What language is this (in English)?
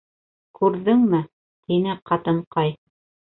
Bashkir